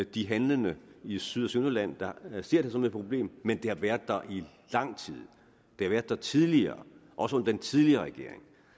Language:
Danish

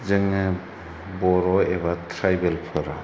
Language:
Bodo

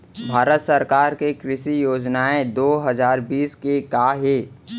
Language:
Chhattisgarhi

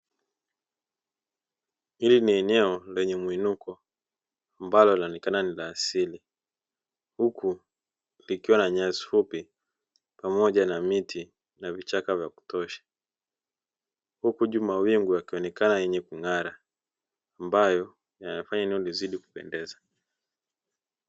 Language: Swahili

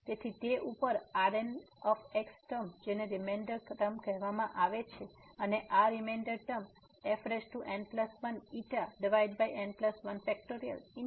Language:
Gujarati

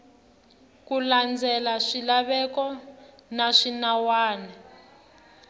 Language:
Tsonga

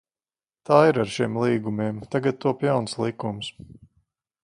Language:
Latvian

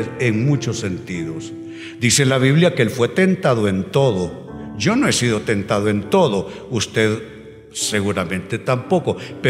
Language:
Spanish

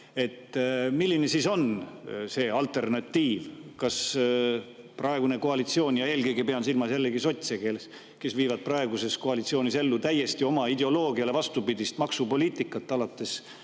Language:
Estonian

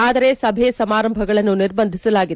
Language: Kannada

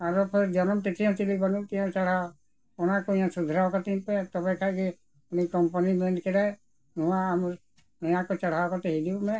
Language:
Santali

